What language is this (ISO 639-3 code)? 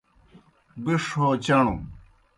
plk